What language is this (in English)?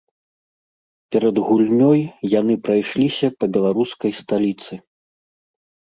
Belarusian